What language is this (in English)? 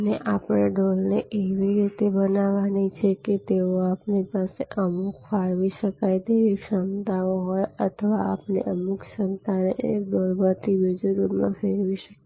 Gujarati